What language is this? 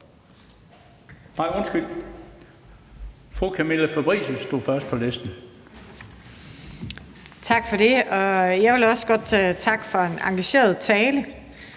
Danish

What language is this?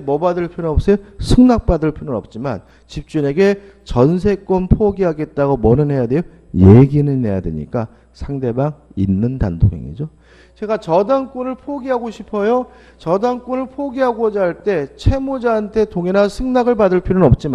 Korean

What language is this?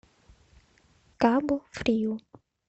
Russian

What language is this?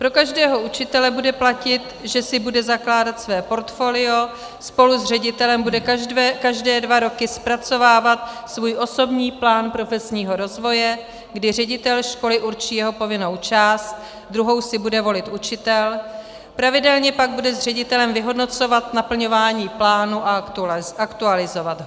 Czech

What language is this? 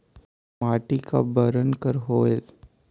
Chhattisgarhi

